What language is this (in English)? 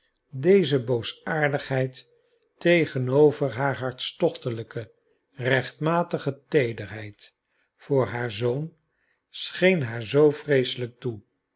Dutch